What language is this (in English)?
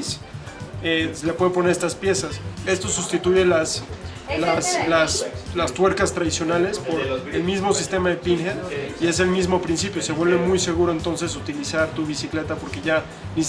Spanish